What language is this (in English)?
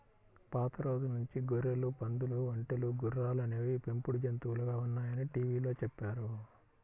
Telugu